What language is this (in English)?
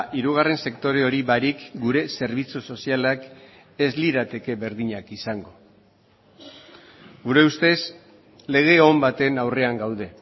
Basque